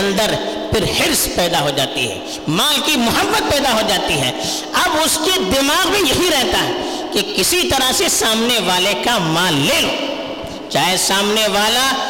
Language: Urdu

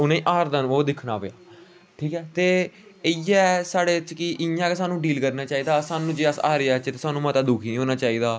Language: Dogri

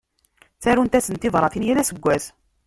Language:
Kabyle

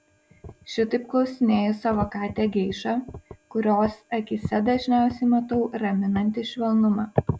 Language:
Lithuanian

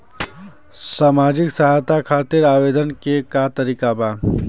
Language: Bhojpuri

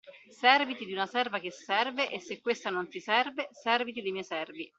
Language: Italian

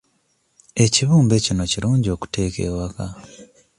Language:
Ganda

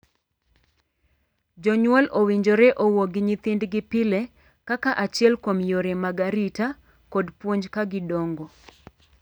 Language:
Luo (Kenya and Tanzania)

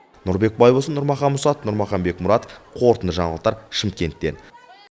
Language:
Kazakh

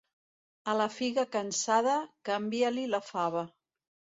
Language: Catalan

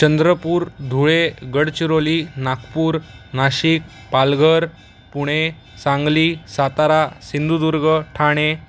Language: Marathi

